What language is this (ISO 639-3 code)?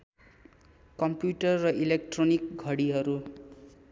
nep